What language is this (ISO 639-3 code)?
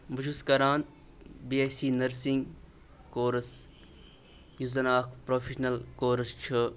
kas